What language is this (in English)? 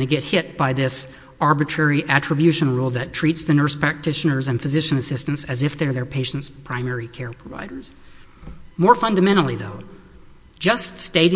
English